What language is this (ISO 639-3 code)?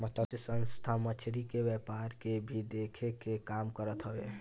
bho